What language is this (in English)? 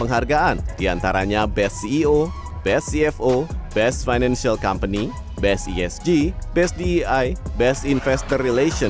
Indonesian